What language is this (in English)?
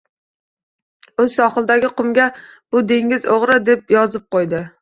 Uzbek